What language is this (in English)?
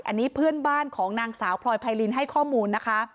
Thai